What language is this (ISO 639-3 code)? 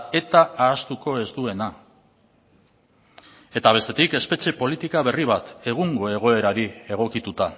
eus